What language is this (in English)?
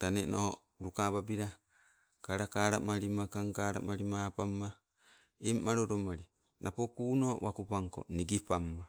Sibe